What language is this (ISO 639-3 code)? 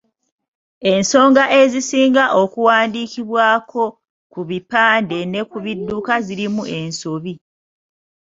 lug